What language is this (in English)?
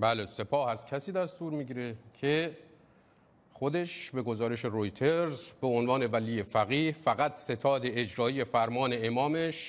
Persian